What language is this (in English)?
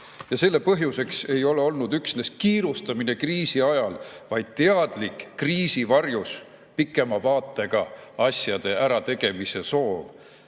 Estonian